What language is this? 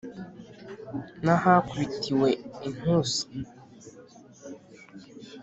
Kinyarwanda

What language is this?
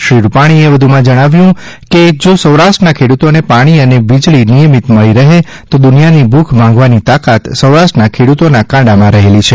Gujarati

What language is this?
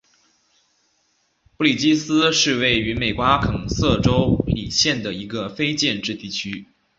Chinese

